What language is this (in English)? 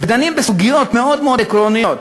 Hebrew